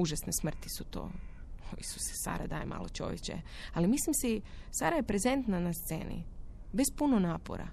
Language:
Croatian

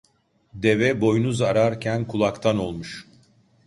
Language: Turkish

